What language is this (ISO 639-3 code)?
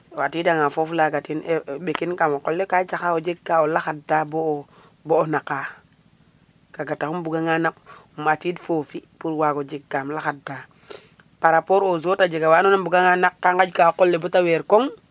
srr